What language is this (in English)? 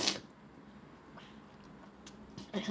English